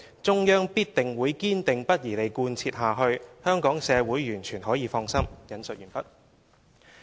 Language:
Cantonese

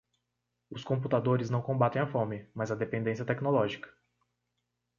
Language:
Portuguese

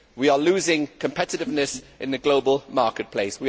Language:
English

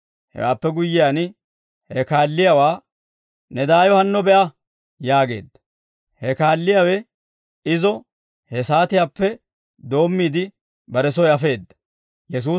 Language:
Dawro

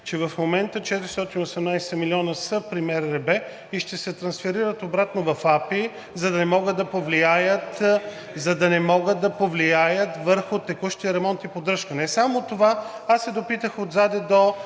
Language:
Bulgarian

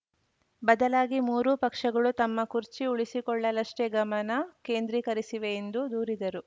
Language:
Kannada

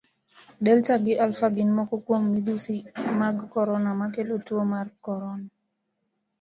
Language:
Luo (Kenya and Tanzania)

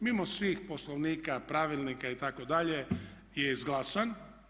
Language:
Croatian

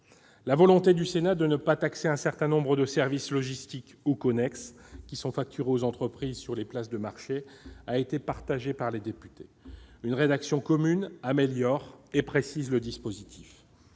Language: French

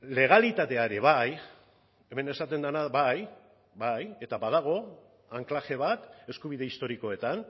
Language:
Basque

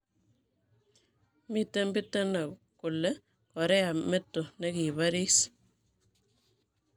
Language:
Kalenjin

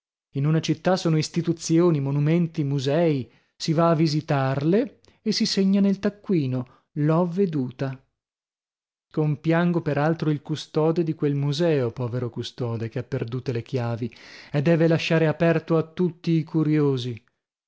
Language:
Italian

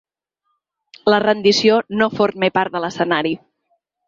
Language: Catalan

